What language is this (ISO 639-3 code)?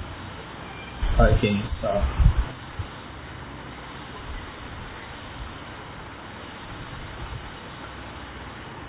tam